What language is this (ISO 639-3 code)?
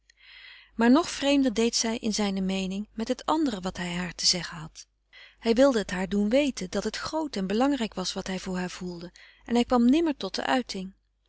nld